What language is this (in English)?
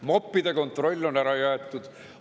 Estonian